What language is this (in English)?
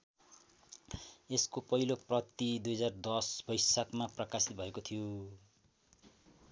Nepali